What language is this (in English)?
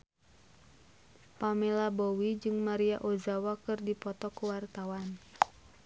Sundanese